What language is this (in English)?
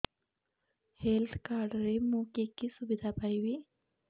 Odia